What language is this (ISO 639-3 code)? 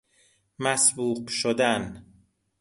fas